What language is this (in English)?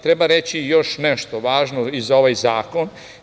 Serbian